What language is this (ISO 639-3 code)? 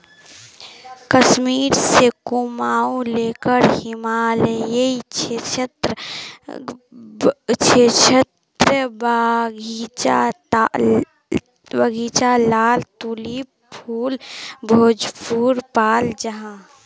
mag